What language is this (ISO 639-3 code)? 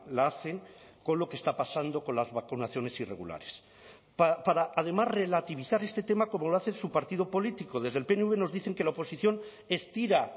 spa